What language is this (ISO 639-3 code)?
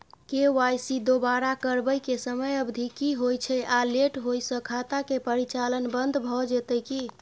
mai